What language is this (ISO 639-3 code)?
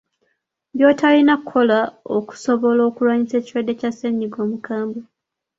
lug